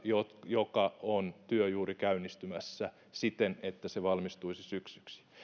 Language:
Finnish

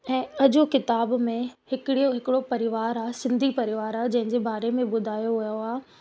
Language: Sindhi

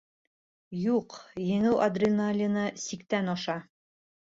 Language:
Bashkir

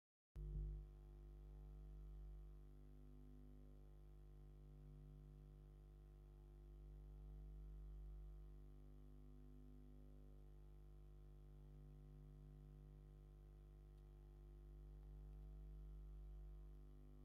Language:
Tigrinya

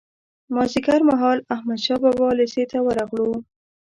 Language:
Pashto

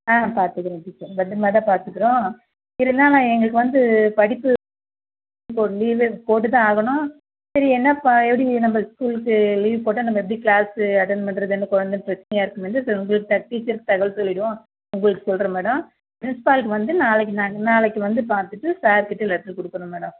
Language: Tamil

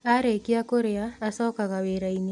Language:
Kikuyu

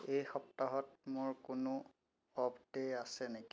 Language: Assamese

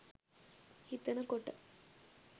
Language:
Sinhala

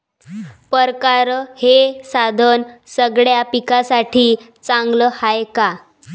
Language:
Marathi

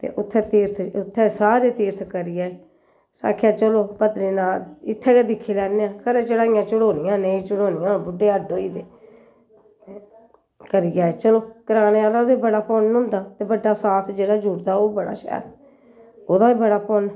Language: Dogri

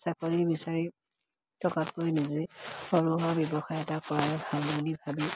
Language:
Assamese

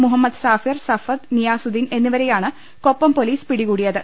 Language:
Malayalam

